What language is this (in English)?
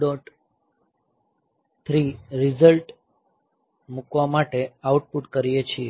Gujarati